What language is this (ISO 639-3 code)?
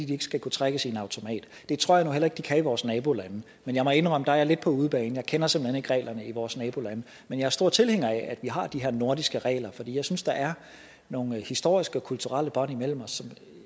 dan